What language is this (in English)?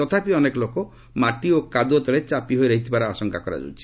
Odia